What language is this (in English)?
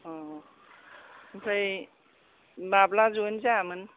Bodo